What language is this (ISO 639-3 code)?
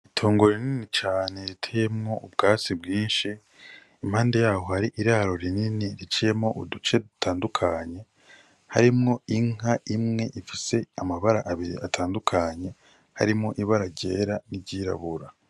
run